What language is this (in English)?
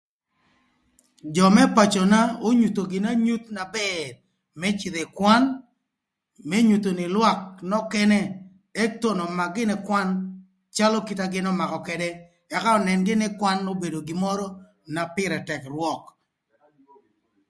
Thur